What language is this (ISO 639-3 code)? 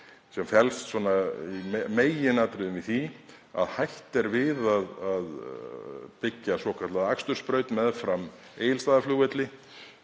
isl